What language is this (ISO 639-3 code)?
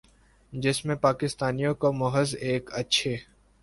urd